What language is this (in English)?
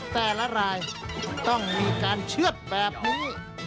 Thai